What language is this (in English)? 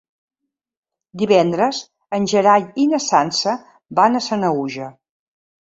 Catalan